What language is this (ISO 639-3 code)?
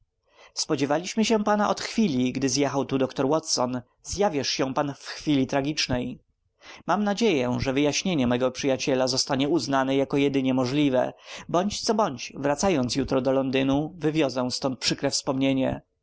pol